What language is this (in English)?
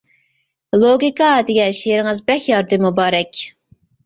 Uyghur